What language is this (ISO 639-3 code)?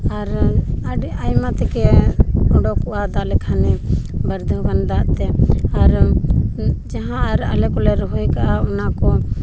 sat